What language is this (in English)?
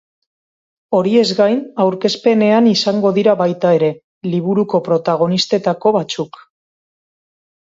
Basque